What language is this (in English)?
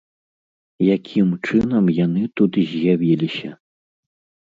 Belarusian